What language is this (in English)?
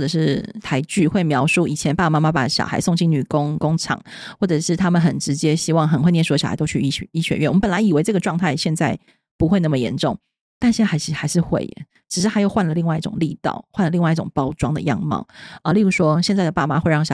Chinese